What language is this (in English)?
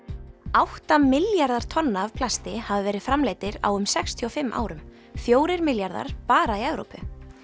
Icelandic